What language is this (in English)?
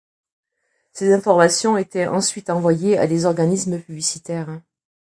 French